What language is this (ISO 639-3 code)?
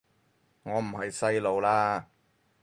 yue